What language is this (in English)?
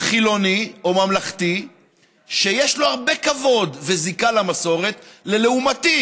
Hebrew